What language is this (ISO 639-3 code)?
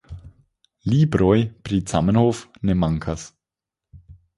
epo